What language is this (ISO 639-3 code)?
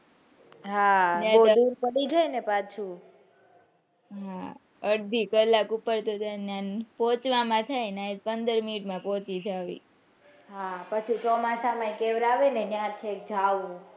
guj